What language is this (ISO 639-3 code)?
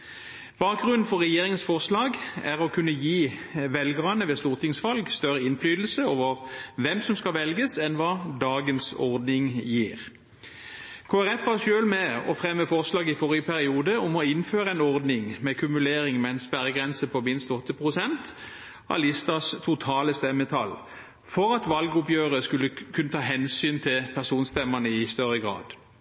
nob